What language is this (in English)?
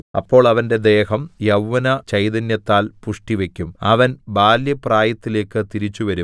Malayalam